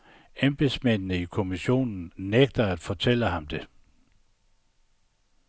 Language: Danish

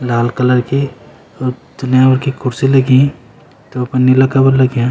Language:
Garhwali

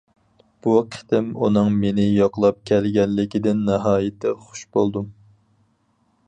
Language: Uyghur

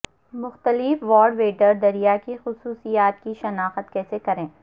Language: Urdu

